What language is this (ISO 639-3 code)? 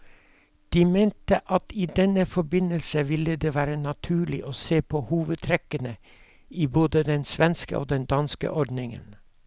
nor